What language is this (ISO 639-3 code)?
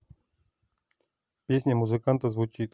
rus